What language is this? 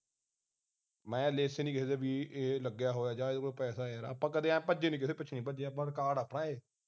Punjabi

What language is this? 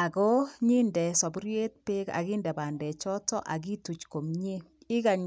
Kalenjin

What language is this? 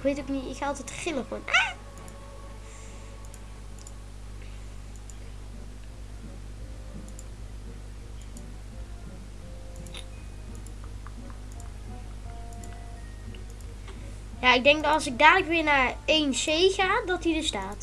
Dutch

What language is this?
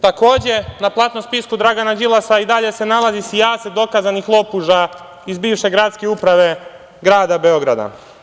Serbian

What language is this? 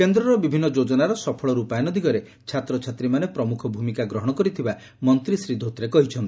Odia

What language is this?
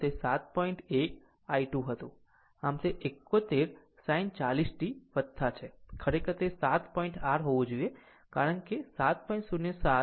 Gujarati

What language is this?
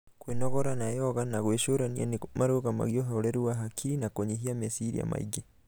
Kikuyu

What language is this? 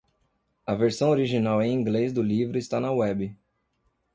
Portuguese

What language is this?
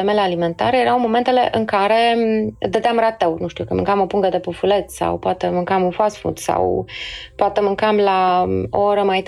Romanian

